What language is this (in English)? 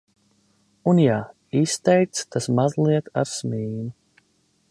Latvian